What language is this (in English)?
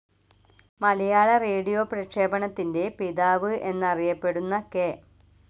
Malayalam